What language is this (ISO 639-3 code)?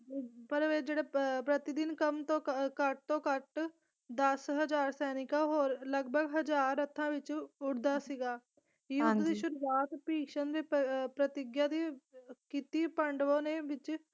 pan